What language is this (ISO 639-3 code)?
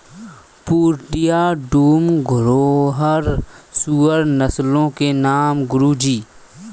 hin